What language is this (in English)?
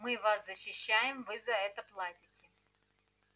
Russian